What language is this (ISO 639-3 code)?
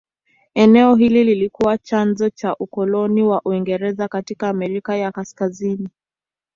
swa